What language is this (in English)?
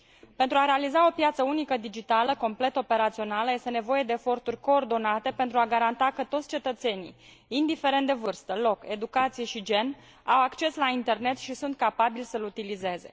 Romanian